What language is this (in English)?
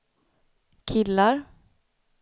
Swedish